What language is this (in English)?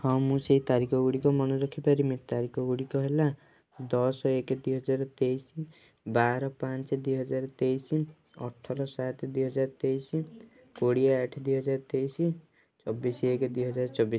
Odia